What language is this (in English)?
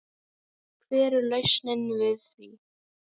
Icelandic